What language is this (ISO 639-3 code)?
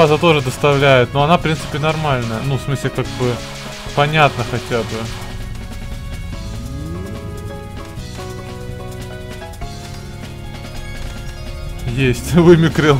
rus